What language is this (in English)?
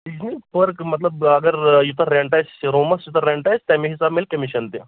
Kashmiri